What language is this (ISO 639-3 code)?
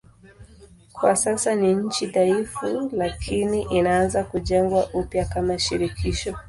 swa